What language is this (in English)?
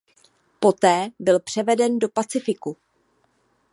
Czech